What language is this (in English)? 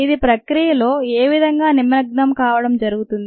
Telugu